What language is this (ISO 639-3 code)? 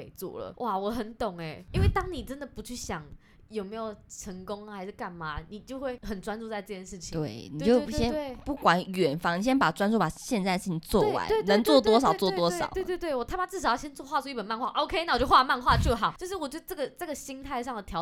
zho